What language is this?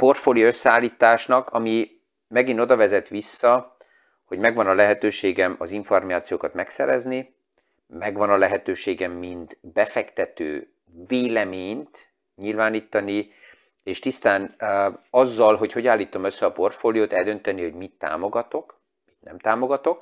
Hungarian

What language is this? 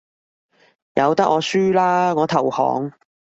Cantonese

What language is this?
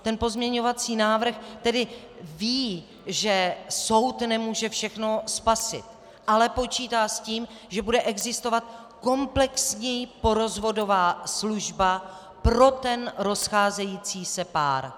Czech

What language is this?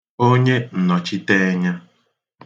Igbo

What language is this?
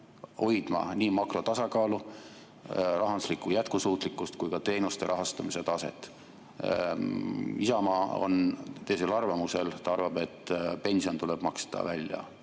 Estonian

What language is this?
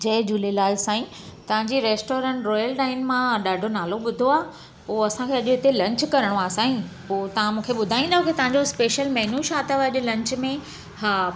Sindhi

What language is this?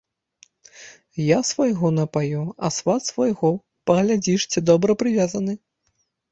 Belarusian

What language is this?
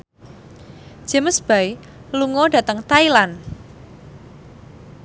Javanese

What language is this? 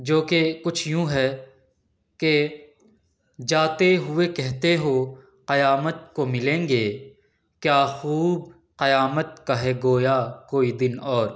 Urdu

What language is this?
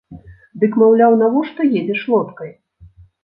Belarusian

